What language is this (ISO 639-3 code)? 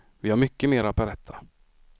swe